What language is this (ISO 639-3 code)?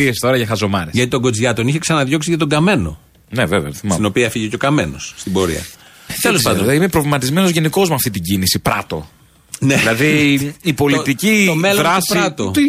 ell